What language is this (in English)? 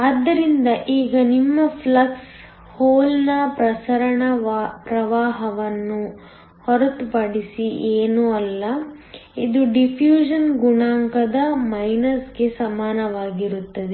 Kannada